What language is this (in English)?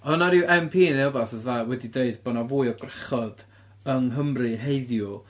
Welsh